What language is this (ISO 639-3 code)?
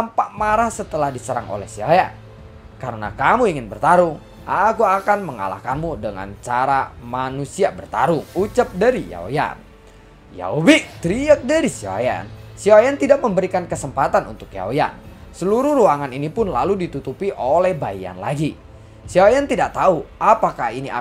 ind